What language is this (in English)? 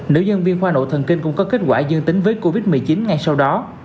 Vietnamese